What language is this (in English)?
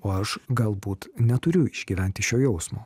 Lithuanian